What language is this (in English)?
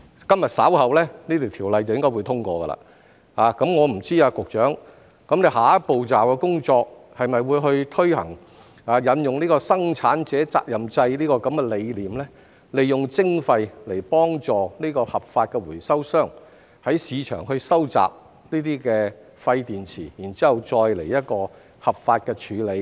Cantonese